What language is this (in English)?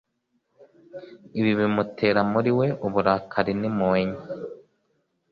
Kinyarwanda